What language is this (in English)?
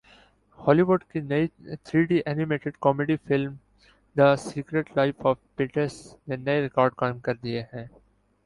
Urdu